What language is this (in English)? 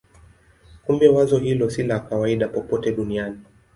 Swahili